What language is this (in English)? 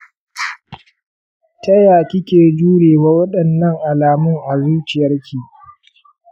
Hausa